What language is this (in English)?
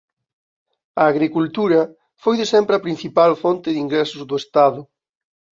Galician